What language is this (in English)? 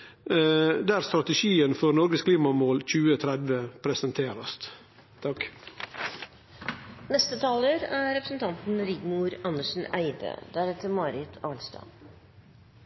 Norwegian Nynorsk